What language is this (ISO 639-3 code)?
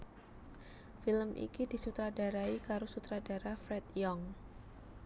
jav